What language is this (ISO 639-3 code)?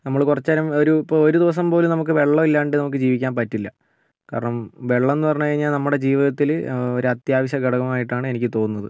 mal